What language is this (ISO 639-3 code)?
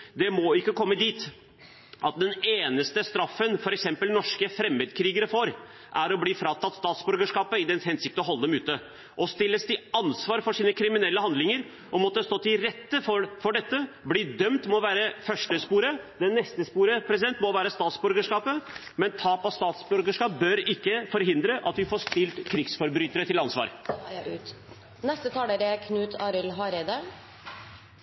nor